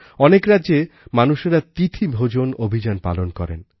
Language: Bangla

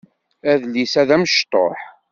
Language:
Kabyle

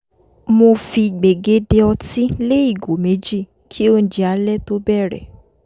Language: Yoruba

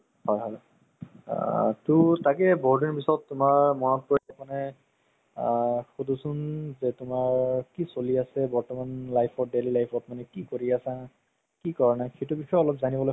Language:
Assamese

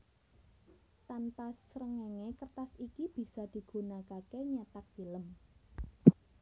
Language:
Javanese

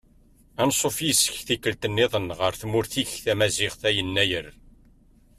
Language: Kabyle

